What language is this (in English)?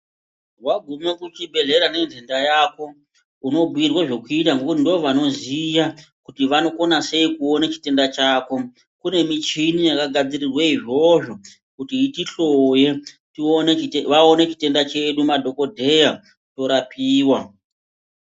Ndau